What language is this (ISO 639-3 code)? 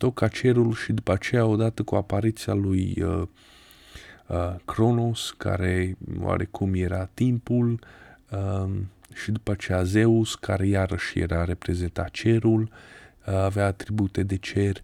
ron